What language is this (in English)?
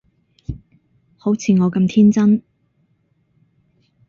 Cantonese